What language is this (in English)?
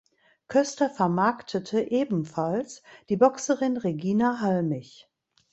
German